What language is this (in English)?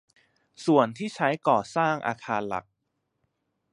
Thai